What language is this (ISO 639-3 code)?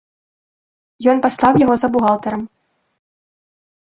bel